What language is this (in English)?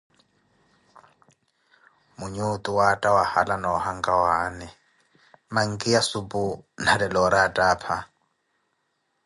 Koti